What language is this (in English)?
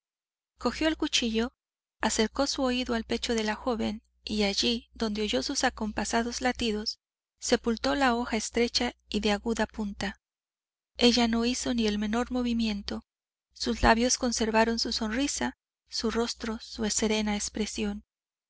Spanish